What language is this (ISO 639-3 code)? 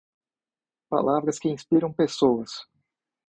por